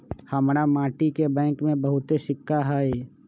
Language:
Magahi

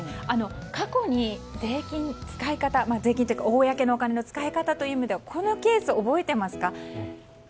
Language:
Japanese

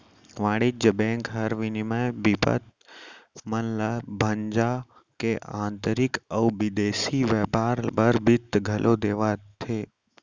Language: Chhattisgarhi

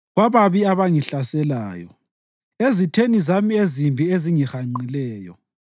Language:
North Ndebele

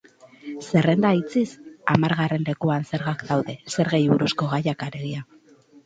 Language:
Basque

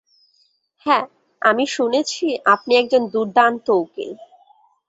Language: Bangla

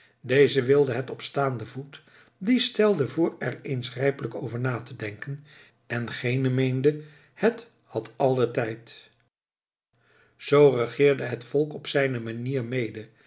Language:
Dutch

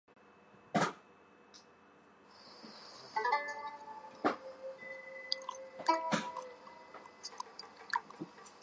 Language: Chinese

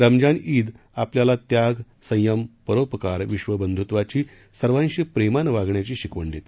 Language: Marathi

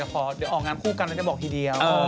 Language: Thai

